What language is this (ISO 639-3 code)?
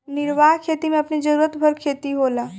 bho